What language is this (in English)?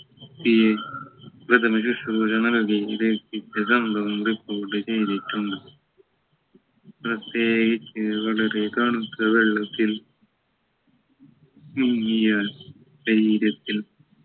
Malayalam